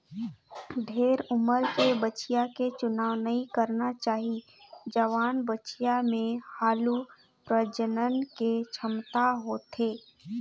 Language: Chhattisgarhi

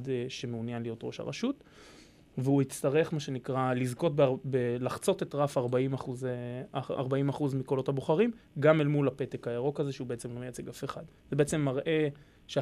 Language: Hebrew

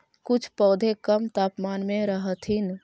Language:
Magahi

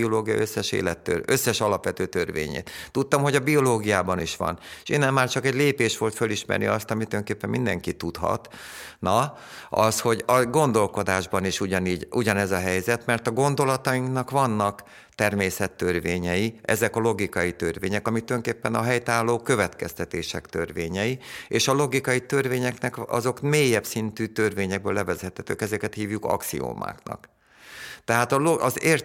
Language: Hungarian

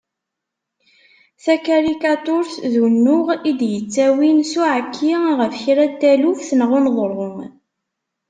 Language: Kabyle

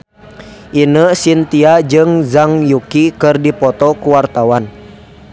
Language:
Sundanese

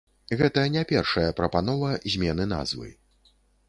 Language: Belarusian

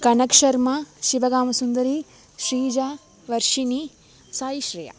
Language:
Sanskrit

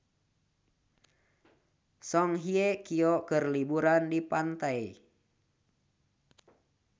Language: Sundanese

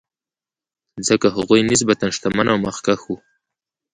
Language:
Pashto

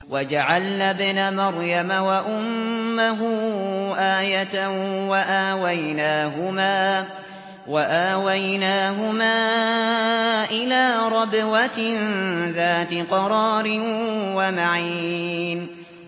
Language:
Arabic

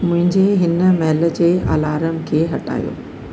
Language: Sindhi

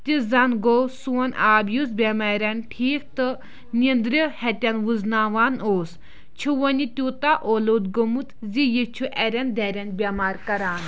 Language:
Kashmiri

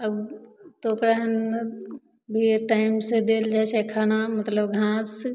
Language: Maithili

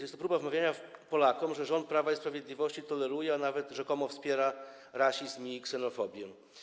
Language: Polish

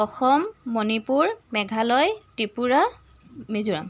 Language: Assamese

